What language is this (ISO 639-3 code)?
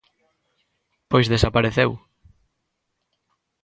glg